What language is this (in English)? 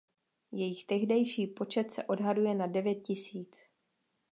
Czech